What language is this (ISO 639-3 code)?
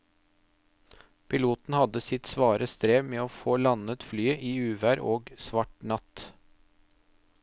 nor